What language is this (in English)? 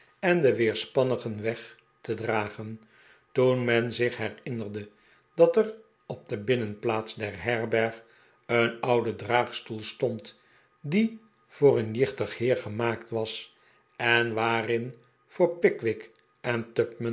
Dutch